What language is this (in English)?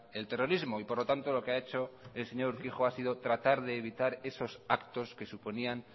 Spanish